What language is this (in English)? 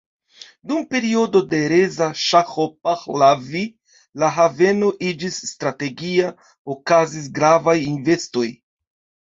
Esperanto